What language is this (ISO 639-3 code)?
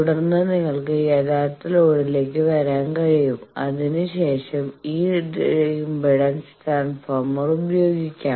mal